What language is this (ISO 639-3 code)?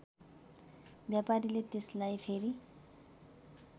nep